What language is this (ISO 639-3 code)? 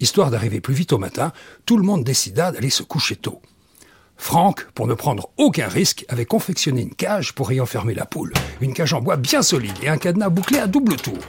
fra